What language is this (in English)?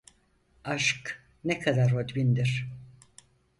Turkish